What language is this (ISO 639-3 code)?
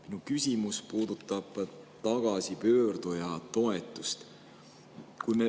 est